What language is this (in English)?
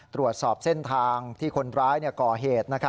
Thai